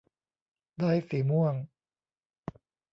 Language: Thai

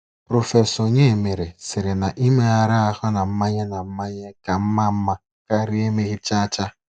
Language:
Igbo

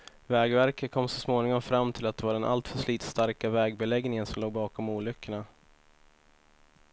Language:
Swedish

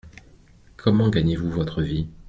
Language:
French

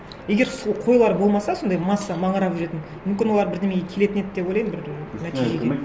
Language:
Kazakh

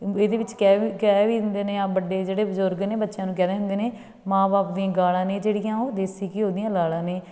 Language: Punjabi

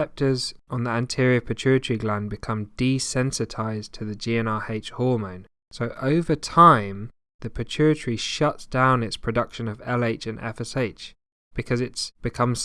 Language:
English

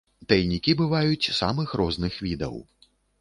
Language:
Belarusian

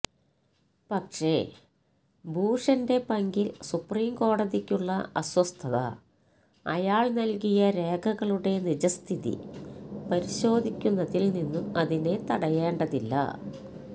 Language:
Malayalam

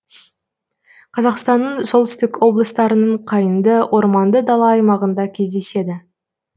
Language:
Kazakh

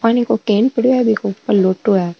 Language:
Marwari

